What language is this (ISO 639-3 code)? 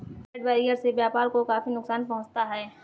hin